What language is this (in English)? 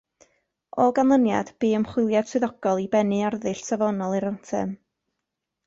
Welsh